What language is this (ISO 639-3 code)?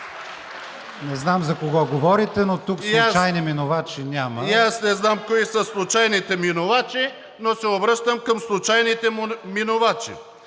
bul